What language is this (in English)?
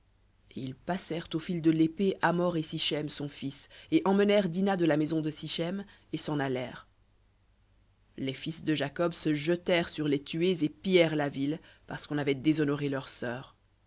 French